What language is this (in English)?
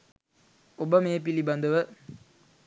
Sinhala